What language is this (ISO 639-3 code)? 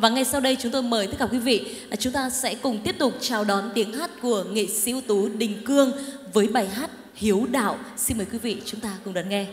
vie